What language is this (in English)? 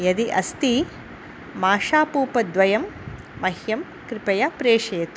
Sanskrit